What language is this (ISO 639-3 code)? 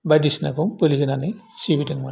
brx